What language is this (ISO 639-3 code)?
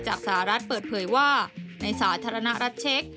tha